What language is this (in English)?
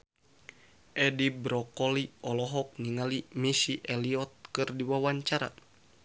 Sundanese